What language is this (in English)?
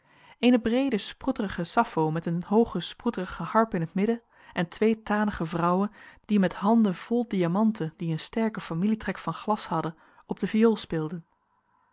Dutch